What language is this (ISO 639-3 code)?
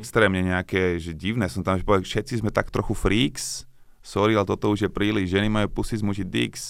slk